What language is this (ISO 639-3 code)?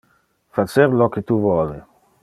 ina